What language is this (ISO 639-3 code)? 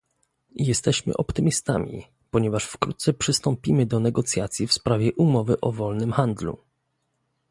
pol